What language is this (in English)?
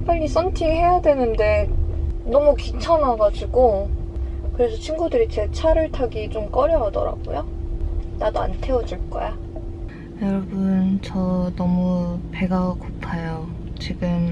Korean